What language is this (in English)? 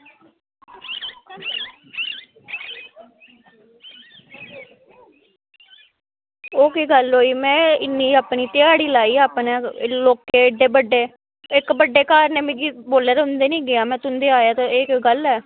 Dogri